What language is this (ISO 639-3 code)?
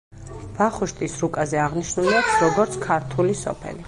kat